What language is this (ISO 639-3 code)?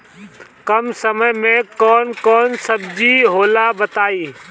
bho